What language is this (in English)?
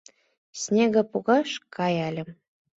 Mari